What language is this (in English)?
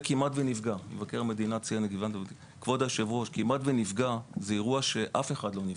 Hebrew